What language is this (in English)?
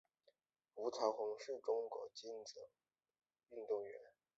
Chinese